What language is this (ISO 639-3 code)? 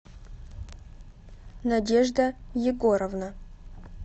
rus